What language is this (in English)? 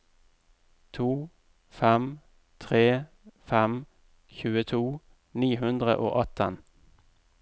Norwegian